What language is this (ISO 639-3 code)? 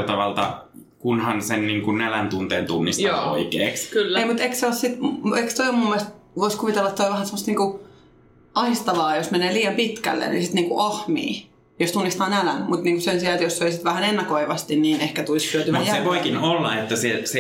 fin